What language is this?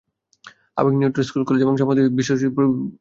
Bangla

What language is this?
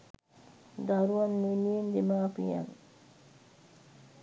Sinhala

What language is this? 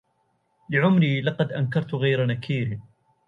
Arabic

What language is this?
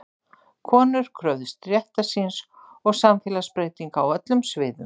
Icelandic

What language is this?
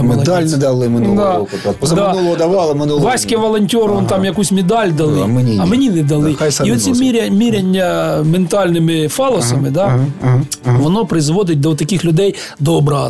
Ukrainian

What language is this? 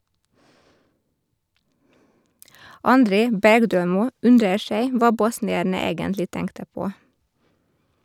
Norwegian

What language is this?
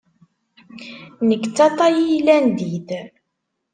Kabyle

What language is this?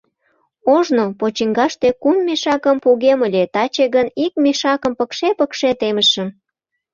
Mari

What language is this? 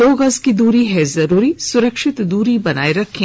Hindi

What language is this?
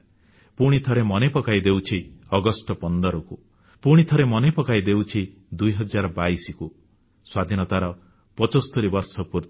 Odia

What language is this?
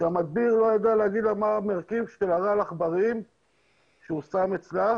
Hebrew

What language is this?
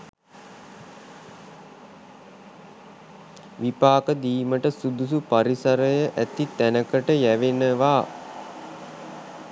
Sinhala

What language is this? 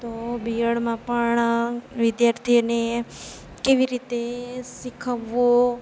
Gujarati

